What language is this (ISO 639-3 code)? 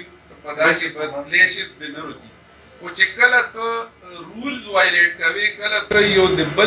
ron